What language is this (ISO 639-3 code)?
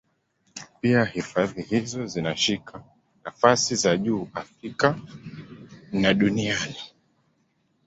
swa